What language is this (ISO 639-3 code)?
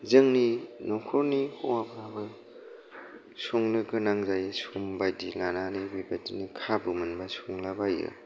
brx